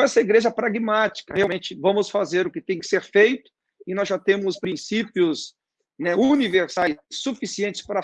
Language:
Portuguese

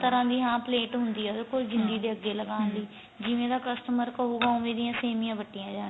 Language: Punjabi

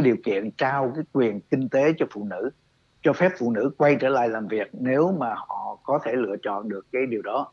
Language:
Vietnamese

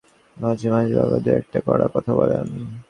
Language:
Bangla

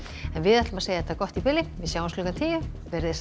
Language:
Icelandic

